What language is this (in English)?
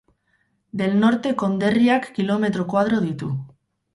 Basque